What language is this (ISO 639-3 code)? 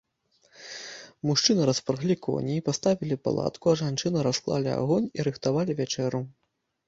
bel